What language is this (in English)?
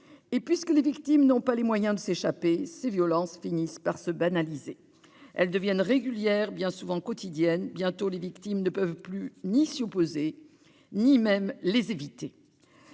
French